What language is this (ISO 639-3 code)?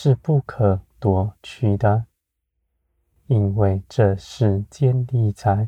zho